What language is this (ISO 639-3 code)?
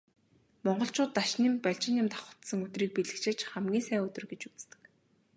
mon